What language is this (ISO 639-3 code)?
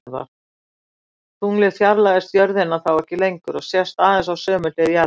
isl